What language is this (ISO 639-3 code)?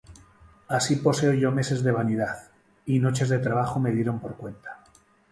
spa